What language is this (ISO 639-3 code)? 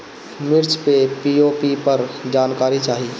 bho